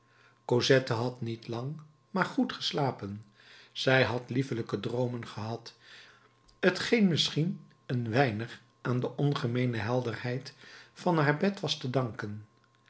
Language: Dutch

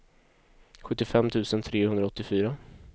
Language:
Swedish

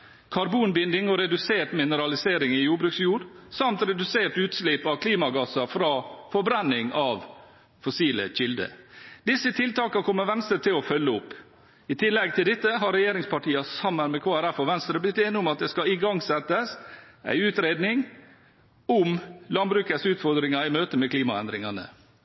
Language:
Norwegian Bokmål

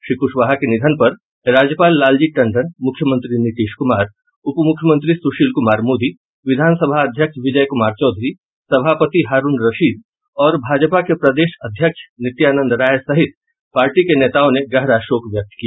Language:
Hindi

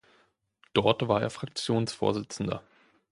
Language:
German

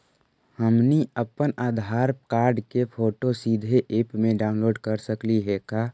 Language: Magahi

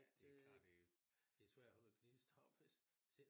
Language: Danish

